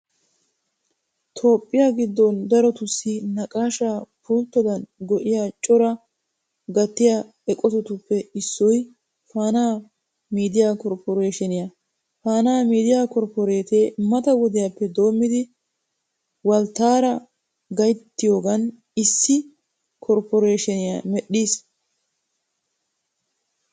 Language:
Wolaytta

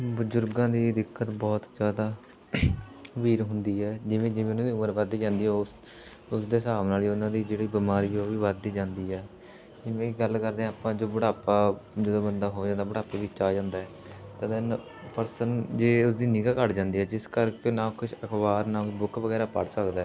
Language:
Punjabi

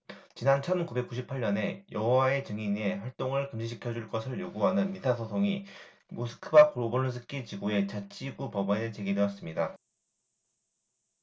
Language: Korean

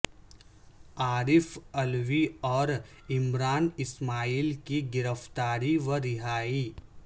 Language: Urdu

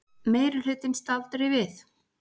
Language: Icelandic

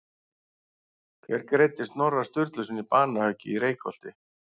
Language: Icelandic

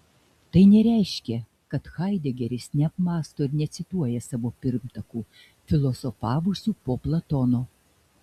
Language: Lithuanian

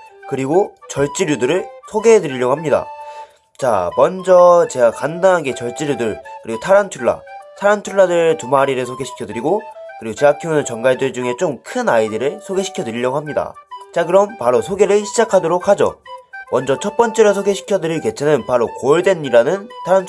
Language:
Korean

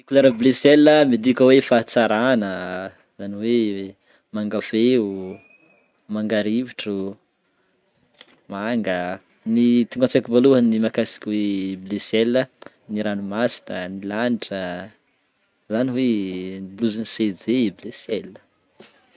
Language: Northern Betsimisaraka Malagasy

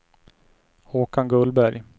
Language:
Swedish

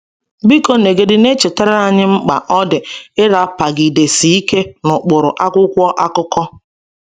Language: Igbo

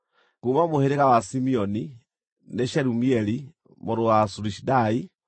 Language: Kikuyu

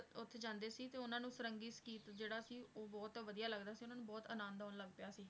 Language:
Punjabi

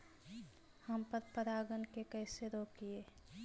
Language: Magahi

